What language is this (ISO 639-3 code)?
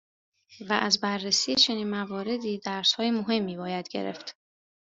fas